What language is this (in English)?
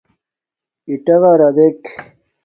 Domaaki